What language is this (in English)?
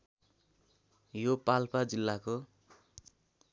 Nepali